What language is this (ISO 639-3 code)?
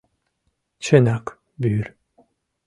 chm